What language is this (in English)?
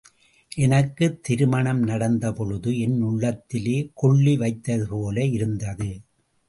Tamil